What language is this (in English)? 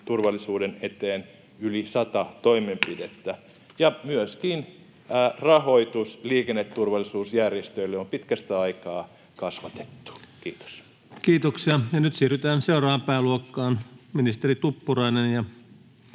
Finnish